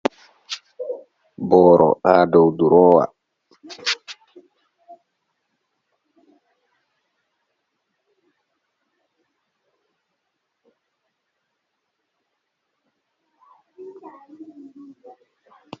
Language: Fula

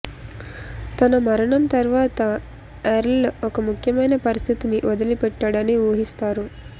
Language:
Telugu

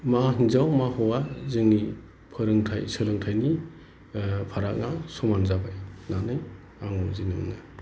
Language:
Bodo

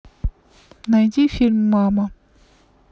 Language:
Russian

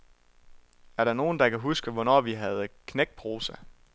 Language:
Danish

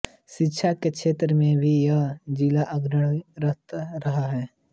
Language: Hindi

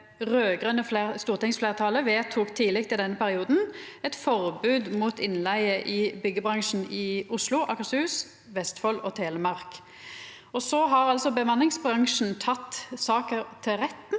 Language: Norwegian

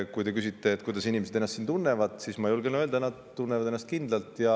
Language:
Estonian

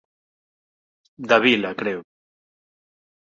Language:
Galician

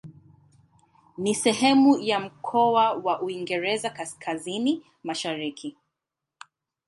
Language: Swahili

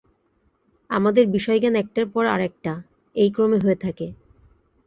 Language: Bangla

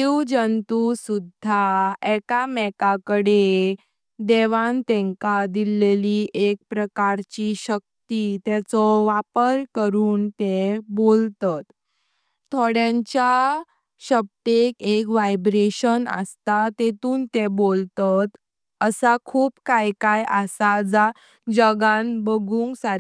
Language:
Konkani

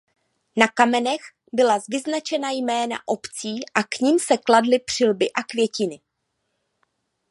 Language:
Czech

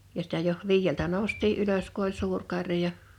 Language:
Finnish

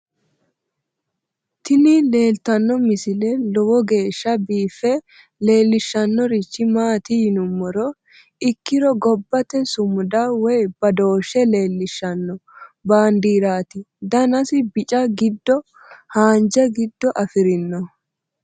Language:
Sidamo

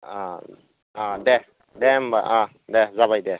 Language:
Bodo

